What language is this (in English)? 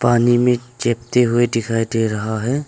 Hindi